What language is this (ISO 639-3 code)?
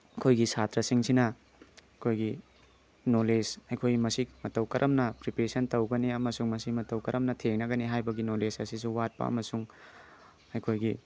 mni